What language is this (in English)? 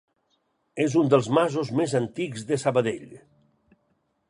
Catalan